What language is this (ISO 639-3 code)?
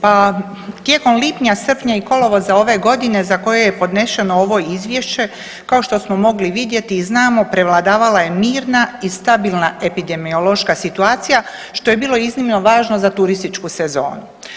hrv